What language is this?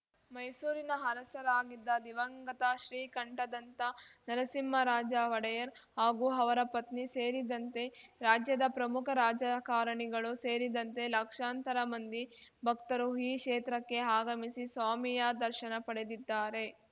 Kannada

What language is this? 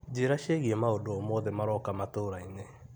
Kikuyu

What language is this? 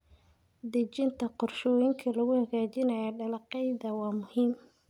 Somali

